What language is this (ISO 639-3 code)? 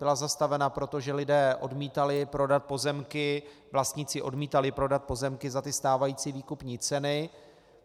ces